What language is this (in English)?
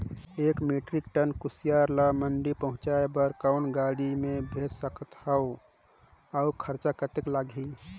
Chhattisgarhi